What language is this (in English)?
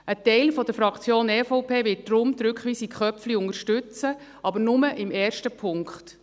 Swiss German